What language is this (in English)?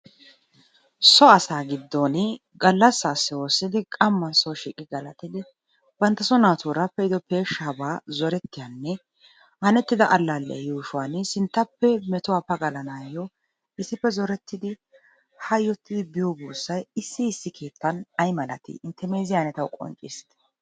Wolaytta